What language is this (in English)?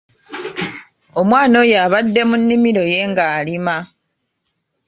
Ganda